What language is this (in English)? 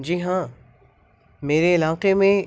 Urdu